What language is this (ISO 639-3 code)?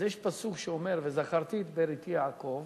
heb